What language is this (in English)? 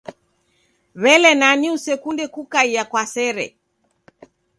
Taita